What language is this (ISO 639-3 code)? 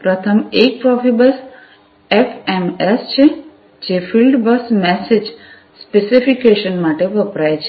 guj